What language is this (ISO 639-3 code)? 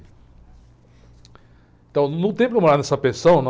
por